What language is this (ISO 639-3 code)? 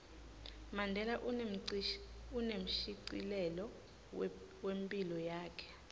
ssw